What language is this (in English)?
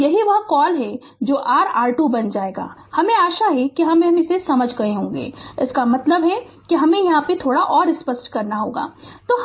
Hindi